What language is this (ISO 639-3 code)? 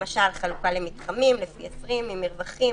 heb